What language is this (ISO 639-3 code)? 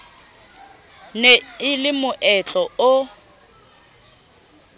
sot